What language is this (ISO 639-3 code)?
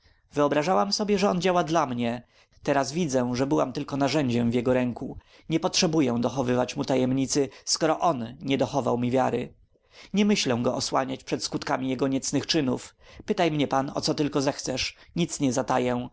pol